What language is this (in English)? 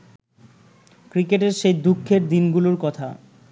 Bangla